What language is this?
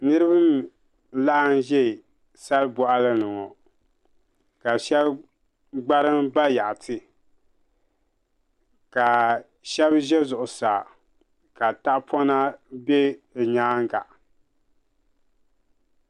Dagbani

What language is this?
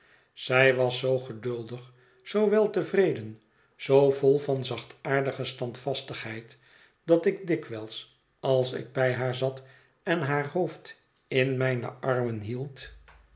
Dutch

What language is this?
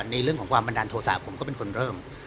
Thai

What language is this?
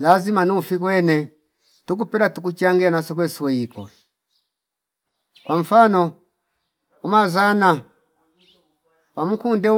Fipa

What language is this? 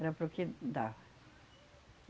Portuguese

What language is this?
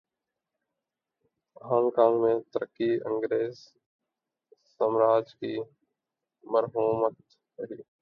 Urdu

